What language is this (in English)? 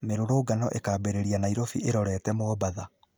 Kikuyu